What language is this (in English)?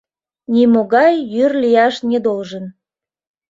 Mari